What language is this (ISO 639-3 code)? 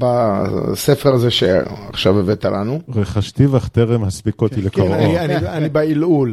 heb